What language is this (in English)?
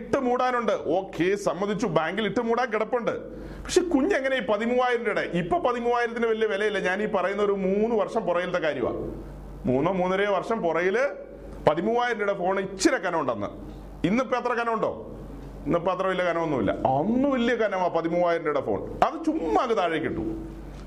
Malayalam